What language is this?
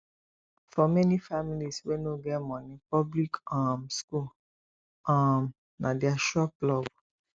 Nigerian Pidgin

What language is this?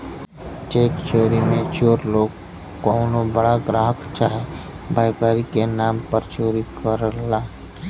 Bhojpuri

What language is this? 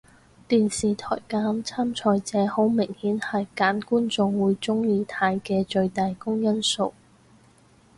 Cantonese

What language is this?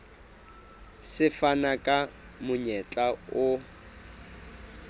Southern Sotho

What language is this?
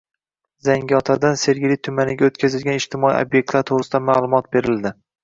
Uzbek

